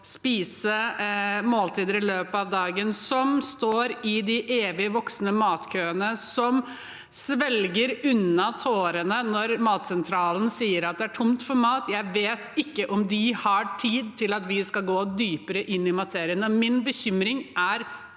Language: Norwegian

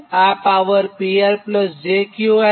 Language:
Gujarati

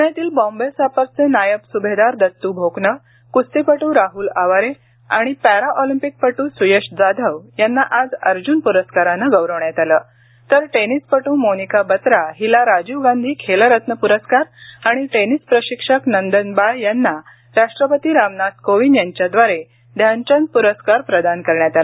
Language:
Marathi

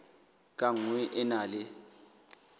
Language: Southern Sotho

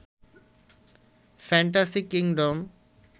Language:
Bangla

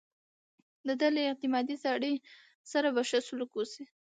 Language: Pashto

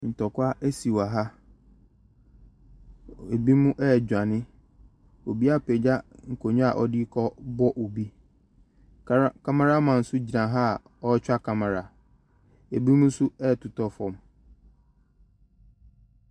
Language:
Akan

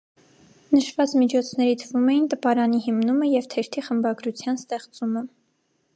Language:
Armenian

